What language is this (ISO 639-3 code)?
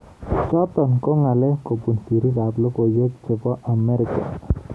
kln